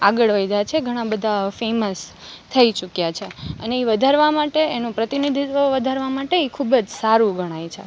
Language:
Gujarati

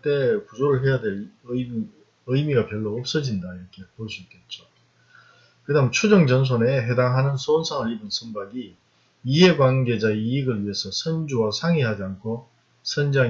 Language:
Korean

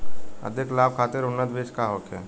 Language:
Bhojpuri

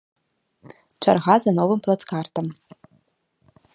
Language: Belarusian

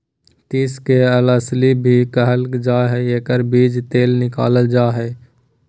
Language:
Magahi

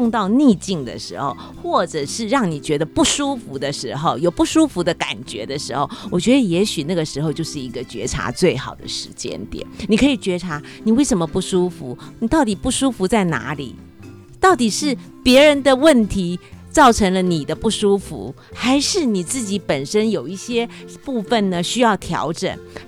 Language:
Chinese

